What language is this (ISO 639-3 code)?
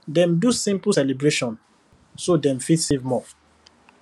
pcm